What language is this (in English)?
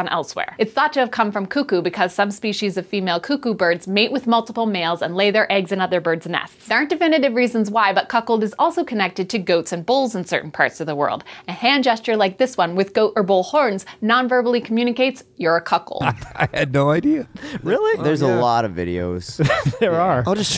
English